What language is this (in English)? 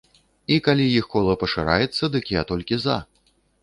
Belarusian